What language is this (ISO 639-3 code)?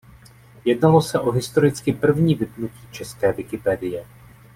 ces